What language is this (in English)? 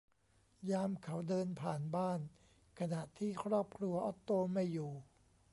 Thai